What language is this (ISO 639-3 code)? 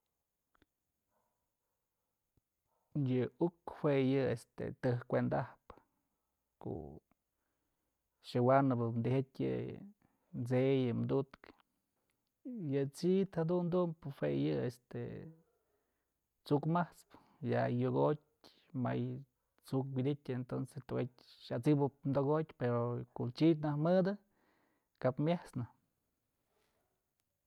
mzl